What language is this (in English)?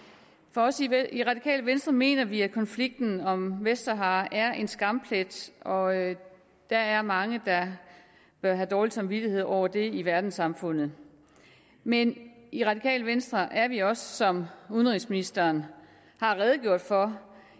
Danish